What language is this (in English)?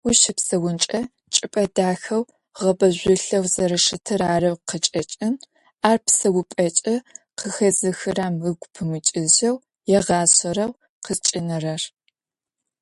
Adyghe